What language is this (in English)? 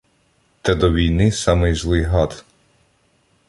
Ukrainian